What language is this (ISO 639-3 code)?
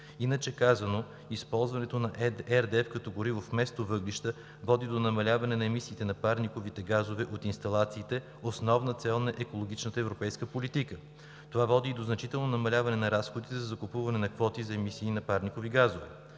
bul